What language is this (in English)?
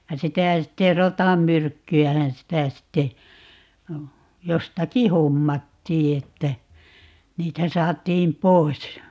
Finnish